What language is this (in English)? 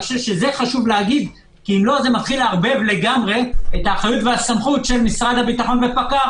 Hebrew